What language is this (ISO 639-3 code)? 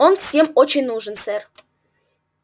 rus